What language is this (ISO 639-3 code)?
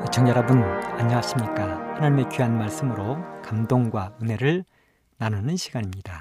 kor